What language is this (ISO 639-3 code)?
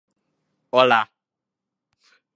tha